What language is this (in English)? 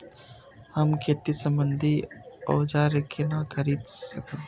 Maithili